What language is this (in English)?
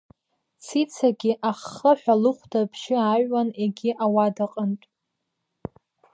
Abkhazian